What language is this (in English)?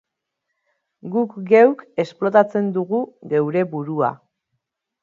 Basque